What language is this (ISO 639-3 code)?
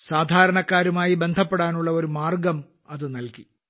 mal